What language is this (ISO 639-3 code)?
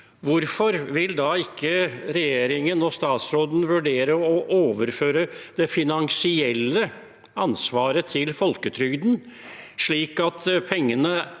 nor